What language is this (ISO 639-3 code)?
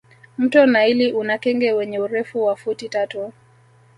swa